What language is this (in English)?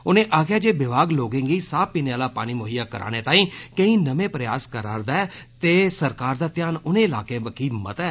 Dogri